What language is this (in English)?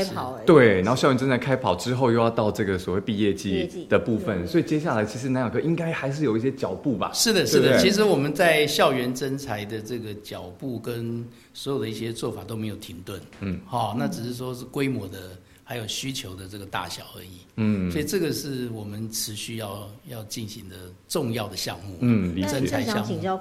Chinese